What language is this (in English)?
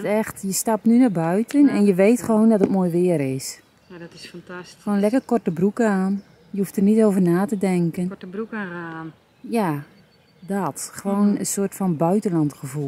Dutch